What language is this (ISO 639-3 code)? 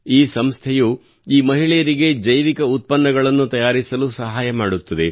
kan